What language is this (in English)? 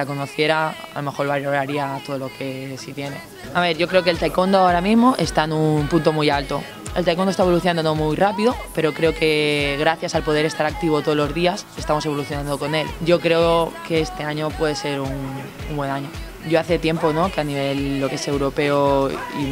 Spanish